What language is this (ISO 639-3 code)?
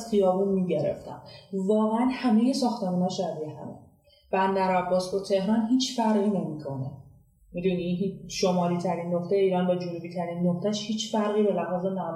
fas